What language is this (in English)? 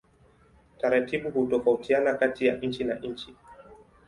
Swahili